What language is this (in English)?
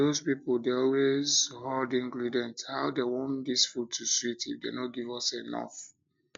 Nigerian Pidgin